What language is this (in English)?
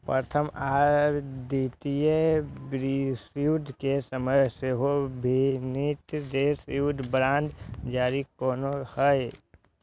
Maithili